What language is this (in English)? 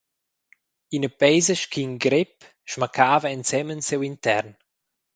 Romansh